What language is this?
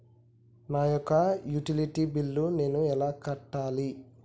Telugu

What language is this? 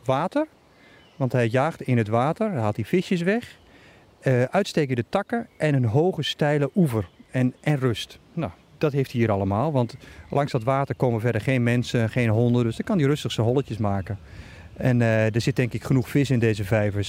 Dutch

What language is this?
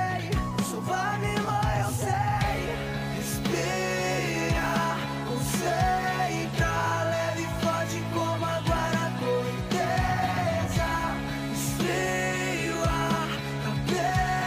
Portuguese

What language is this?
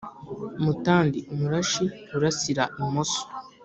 Kinyarwanda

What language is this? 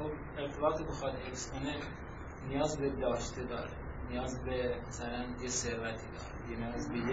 Persian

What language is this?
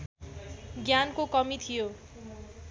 Nepali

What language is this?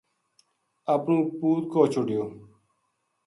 Gujari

